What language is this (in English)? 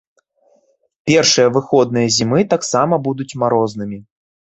Belarusian